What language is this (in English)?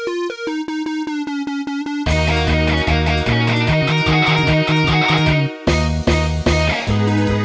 Thai